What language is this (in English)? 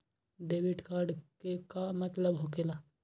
Magahi